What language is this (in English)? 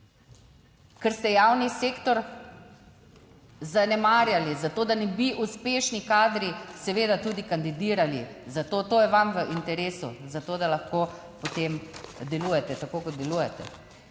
Slovenian